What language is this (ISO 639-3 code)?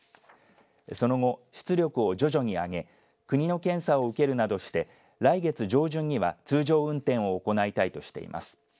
jpn